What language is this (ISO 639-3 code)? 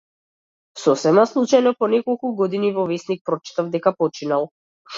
mkd